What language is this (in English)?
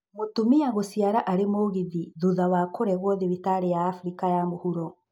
Kikuyu